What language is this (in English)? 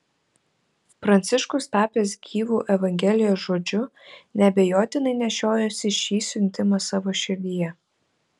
Lithuanian